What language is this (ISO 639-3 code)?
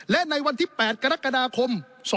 tha